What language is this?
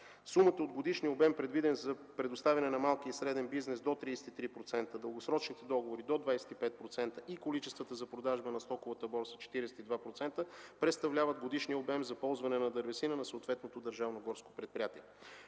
Bulgarian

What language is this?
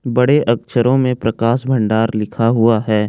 Hindi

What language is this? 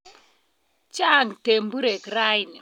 Kalenjin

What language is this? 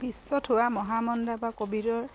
Assamese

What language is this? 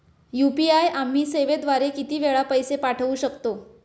Marathi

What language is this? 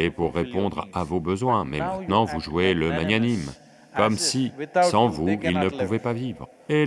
French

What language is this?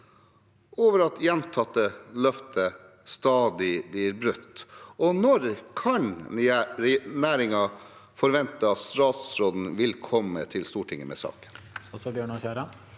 Norwegian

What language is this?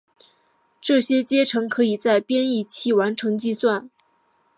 Chinese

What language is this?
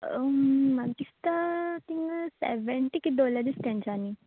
Konkani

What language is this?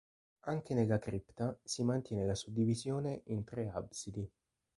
Italian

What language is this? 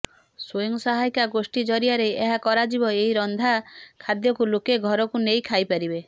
Odia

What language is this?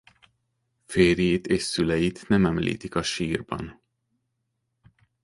Hungarian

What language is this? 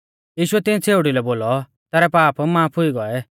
Mahasu Pahari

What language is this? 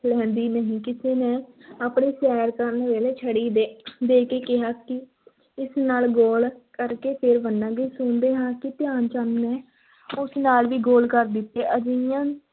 Punjabi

